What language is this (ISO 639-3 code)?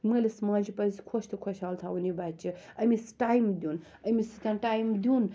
kas